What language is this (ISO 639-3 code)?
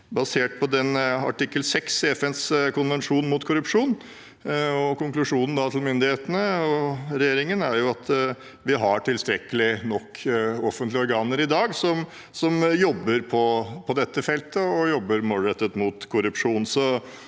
nor